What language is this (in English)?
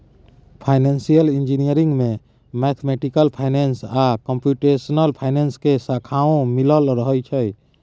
Maithili